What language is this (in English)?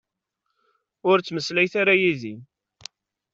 Kabyle